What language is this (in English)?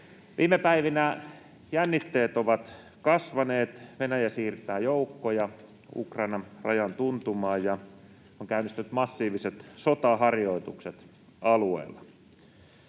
Finnish